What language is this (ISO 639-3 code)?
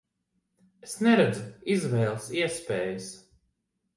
lav